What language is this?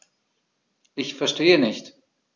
German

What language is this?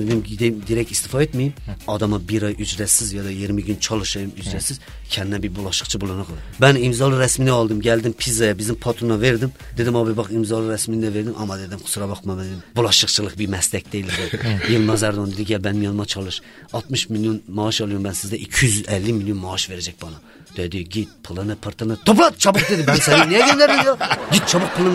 Turkish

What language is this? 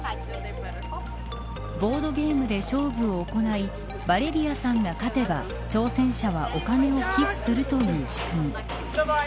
Japanese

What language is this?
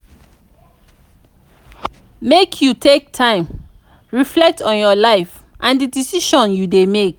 Nigerian Pidgin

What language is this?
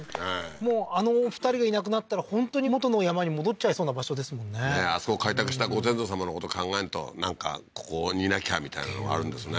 Japanese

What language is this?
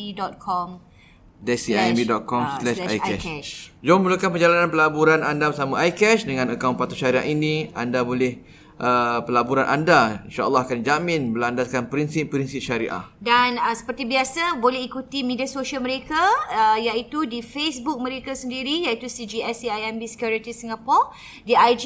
Malay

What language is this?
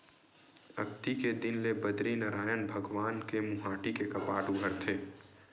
Chhattisgarhi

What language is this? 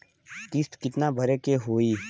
Bhojpuri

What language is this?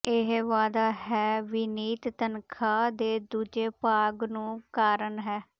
Punjabi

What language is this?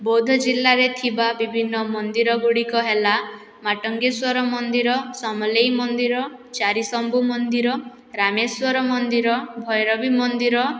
Odia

